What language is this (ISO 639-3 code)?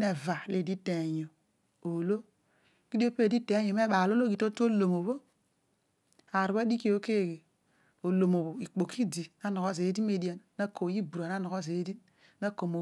odu